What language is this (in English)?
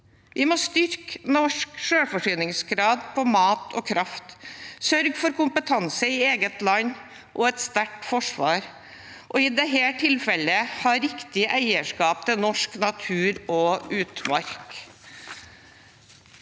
Norwegian